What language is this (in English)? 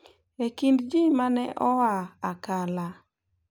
Luo (Kenya and Tanzania)